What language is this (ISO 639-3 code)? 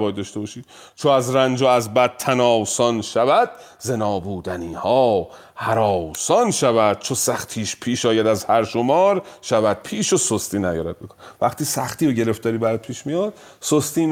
fas